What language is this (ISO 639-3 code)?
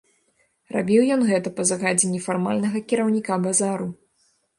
bel